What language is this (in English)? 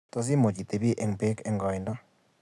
Kalenjin